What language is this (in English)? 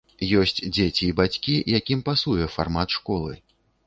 Belarusian